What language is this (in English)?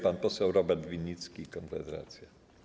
Polish